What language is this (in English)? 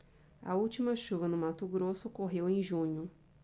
Portuguese